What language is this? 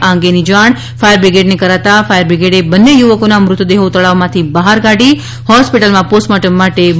Gujarati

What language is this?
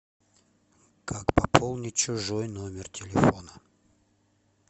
Russian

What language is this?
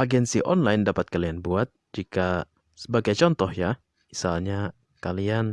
Indonesian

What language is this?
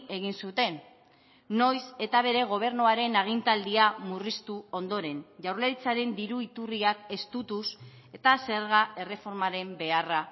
Basque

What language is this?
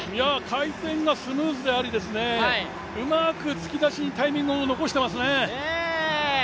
Japanese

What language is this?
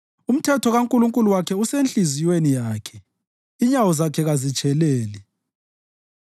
North Ndebele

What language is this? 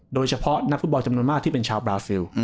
Thai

